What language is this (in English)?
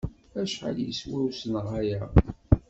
Kabyle